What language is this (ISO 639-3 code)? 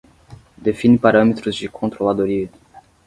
por